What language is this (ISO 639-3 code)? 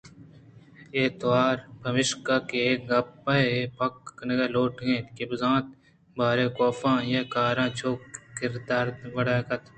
bgp